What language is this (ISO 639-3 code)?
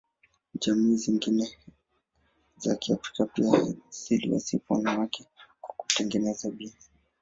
swa